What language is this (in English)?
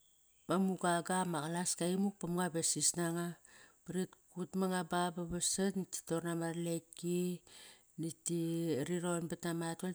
Kairak